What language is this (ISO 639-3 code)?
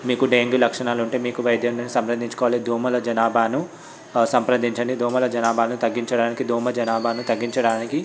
tel